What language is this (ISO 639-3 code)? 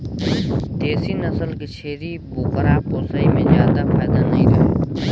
hne